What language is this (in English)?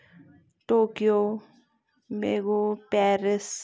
Kashmiri